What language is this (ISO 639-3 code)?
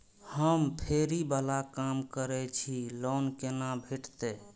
mai